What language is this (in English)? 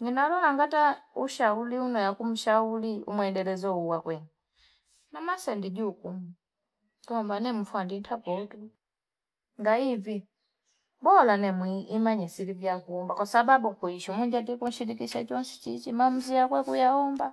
Fipa